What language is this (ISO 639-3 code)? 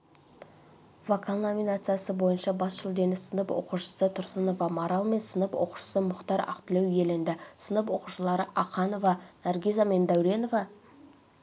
kaz